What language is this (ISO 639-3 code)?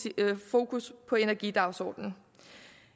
dan